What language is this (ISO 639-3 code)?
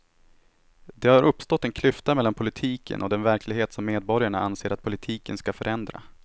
swe